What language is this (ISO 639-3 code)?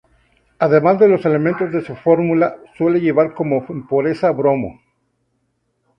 spa